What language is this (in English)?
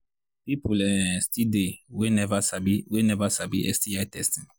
Nigerian Pidgin